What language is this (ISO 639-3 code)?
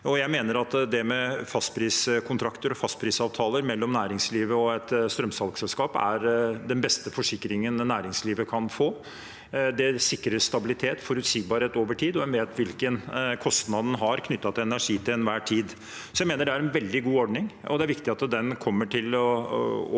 nor